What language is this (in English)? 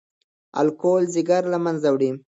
Pashto